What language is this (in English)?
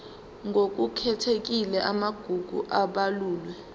Zulu